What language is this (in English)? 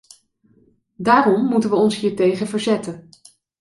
Dutch